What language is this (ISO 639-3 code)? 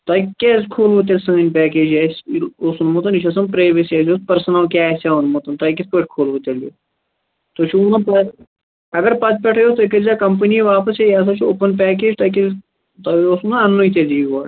kas